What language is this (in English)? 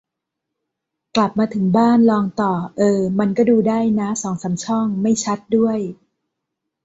Thai